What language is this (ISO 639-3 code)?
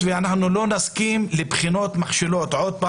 heb